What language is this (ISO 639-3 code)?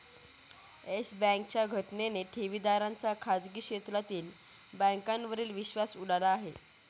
mar